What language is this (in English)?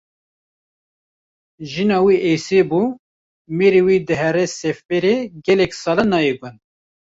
Kurdish